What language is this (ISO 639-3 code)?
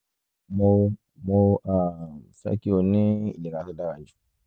yor